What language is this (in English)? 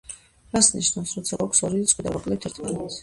Georgian